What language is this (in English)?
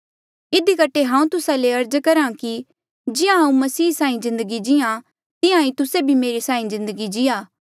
Mandeali